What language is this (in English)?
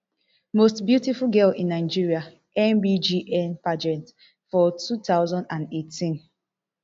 Nigerian Pidgin